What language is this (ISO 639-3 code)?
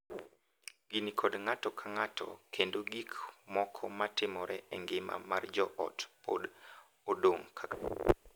luo